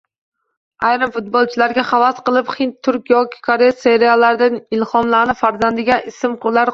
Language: Uzbek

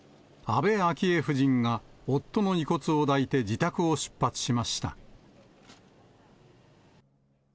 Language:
Japanese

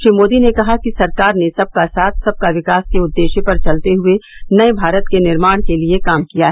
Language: Hindi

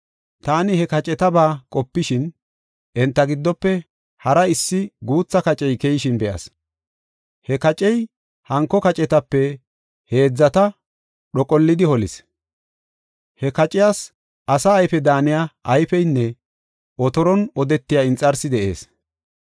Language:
Gofa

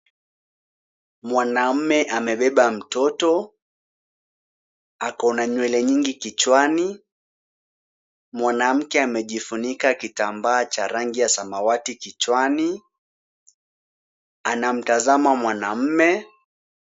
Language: Swahili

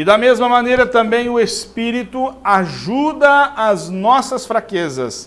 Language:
Portuguese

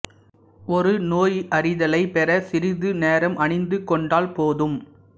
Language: Tamil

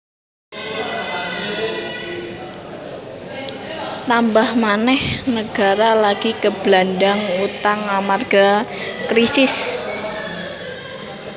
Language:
Javanese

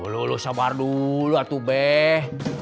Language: Indonesian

